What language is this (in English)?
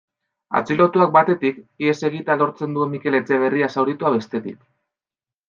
Basque